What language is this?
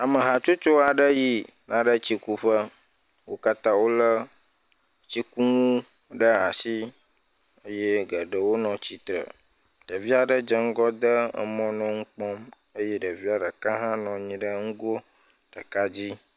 Ewe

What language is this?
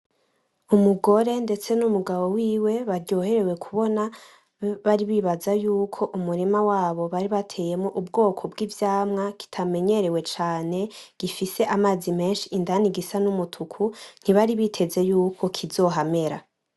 Rundi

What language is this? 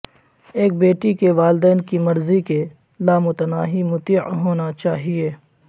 Urdu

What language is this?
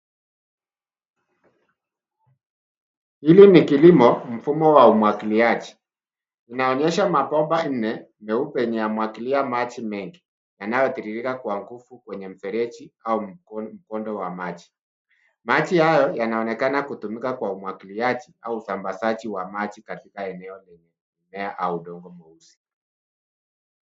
Swahili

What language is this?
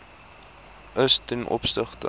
Afrikaans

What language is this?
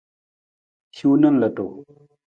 Nawdm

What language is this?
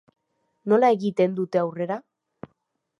Basque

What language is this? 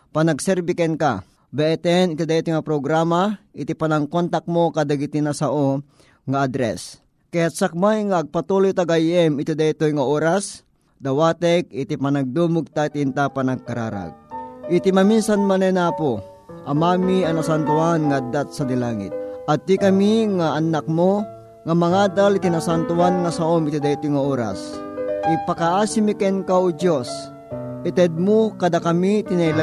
Filipino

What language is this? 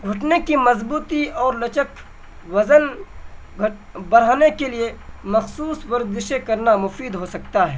Urdu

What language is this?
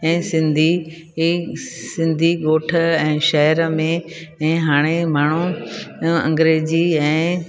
Sindhi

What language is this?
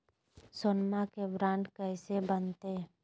Magahi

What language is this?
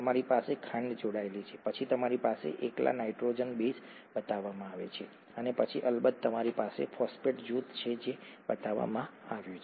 Gujarati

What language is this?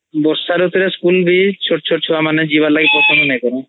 Odia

